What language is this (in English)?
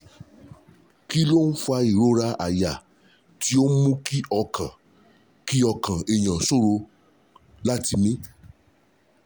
Yoruba